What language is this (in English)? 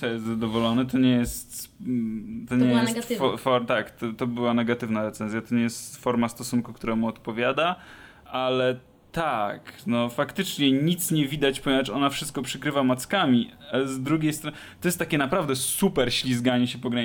Polish